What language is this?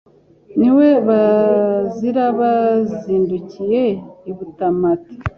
Kinyarwanda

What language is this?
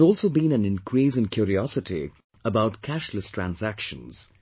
English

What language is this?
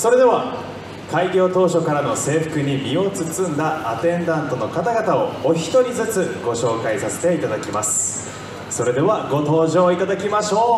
Japanese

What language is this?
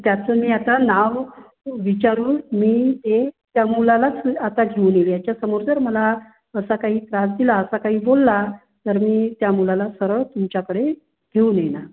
Marathi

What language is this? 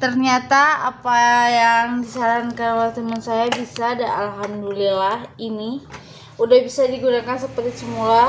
Indonesian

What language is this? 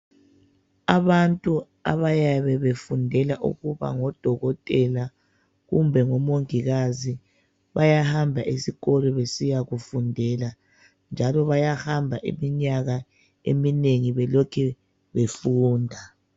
North Ndebele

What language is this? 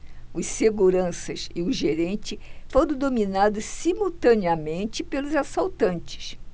Portuguese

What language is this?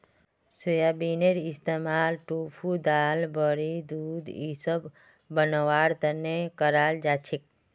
Magahi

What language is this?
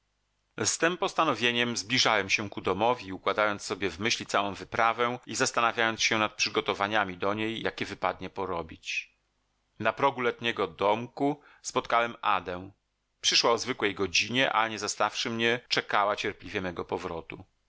Polish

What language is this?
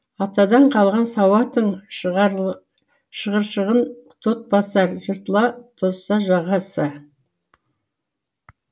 Kazakh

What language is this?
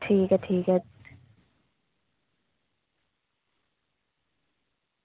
Dogri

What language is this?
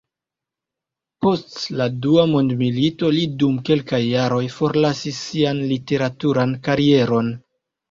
Esperanto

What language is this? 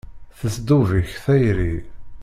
Kabyle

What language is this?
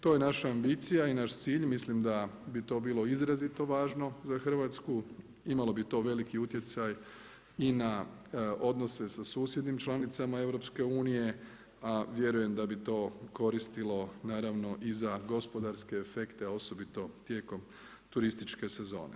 Croatian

